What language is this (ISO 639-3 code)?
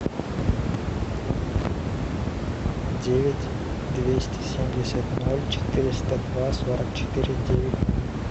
rus